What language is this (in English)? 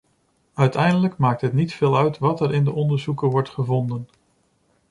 Dutch